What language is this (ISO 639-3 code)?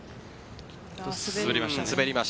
jpn